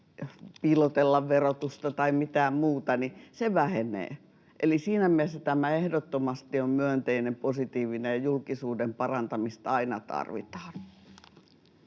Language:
Finnish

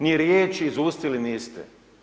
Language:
Croatian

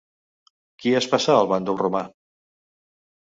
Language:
Catalan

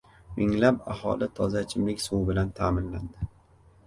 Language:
Uzbek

